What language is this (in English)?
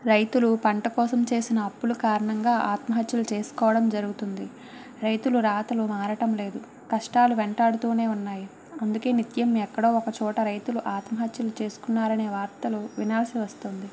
Telugu